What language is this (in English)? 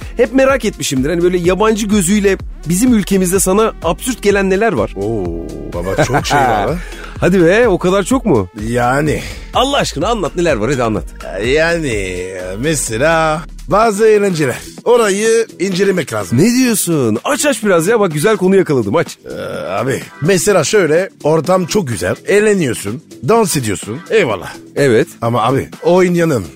Turkish